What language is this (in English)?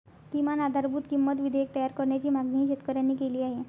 Marathi